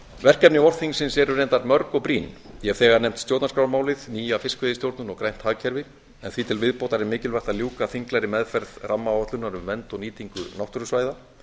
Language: Icelandic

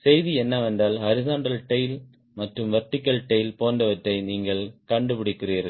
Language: Tamil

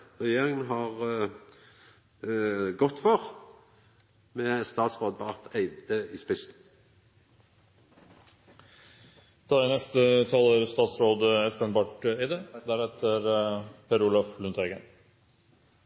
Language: Norwegian Nynorsk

